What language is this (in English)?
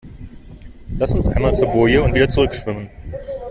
German